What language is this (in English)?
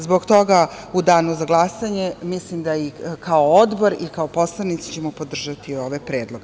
Serbian